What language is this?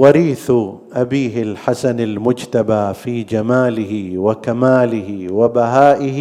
Arabic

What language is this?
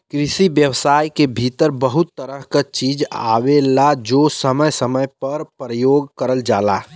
Bhojpuri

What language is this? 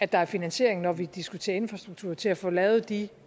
Danish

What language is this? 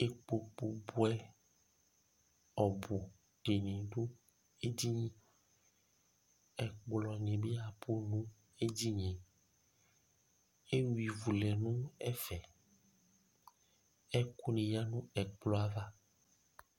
Ikposo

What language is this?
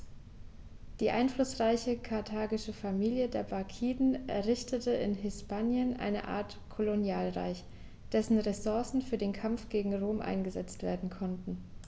German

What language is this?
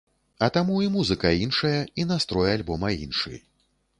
Belarusian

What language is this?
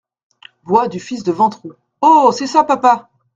French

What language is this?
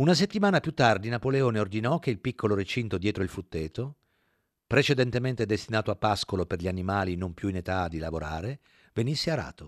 Italian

